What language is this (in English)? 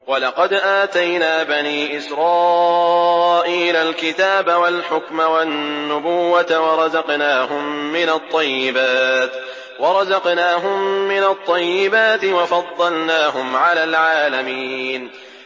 Arabic